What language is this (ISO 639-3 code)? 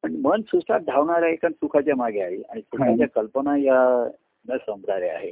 mar